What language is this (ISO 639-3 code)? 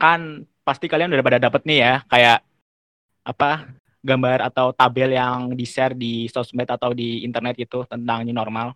ind